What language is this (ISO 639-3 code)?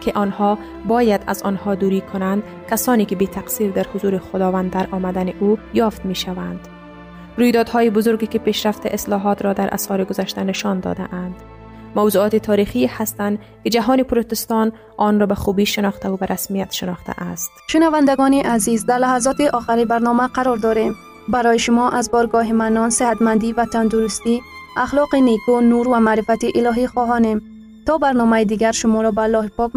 fas